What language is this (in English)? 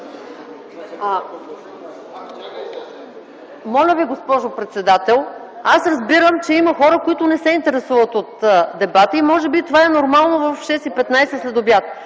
Bulgarian